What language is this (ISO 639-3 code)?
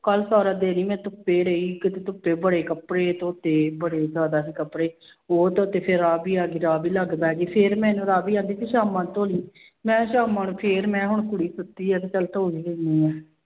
pan